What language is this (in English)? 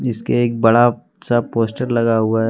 Hindi